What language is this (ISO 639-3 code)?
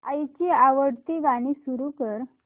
mar